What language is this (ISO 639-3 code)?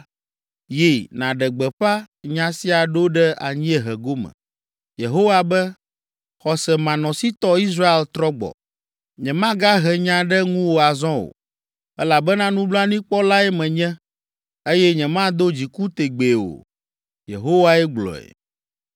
ewe